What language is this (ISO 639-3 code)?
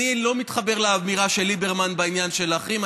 heb